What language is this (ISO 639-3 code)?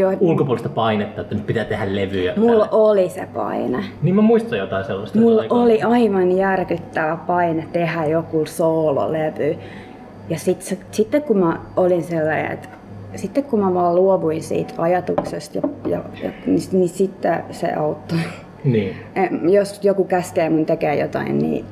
fin